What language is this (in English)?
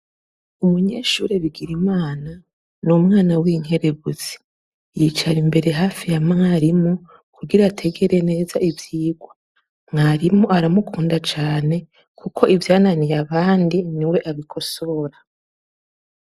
Rundi